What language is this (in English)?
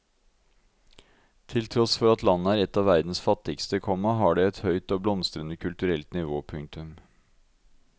Norwegian